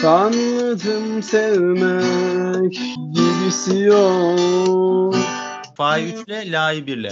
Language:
Turkish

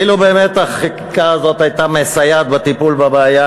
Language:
Hebrew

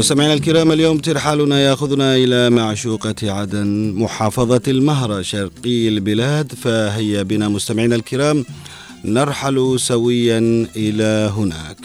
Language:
Arabic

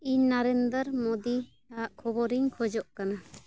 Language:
Santali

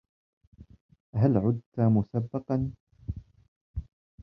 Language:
Arabic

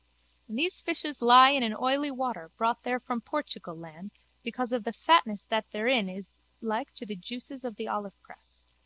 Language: English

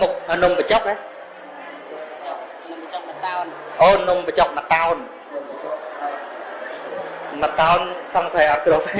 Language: Vietnamese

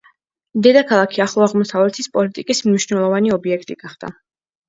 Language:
Georgian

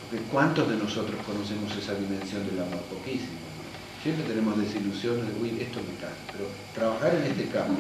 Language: Spanish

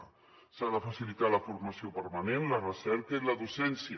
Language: Catalan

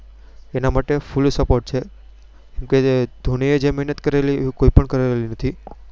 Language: Gujarati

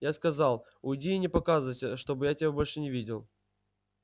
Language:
Russian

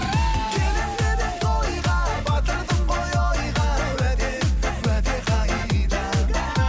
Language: Kazakh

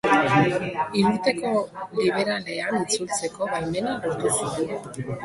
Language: Basque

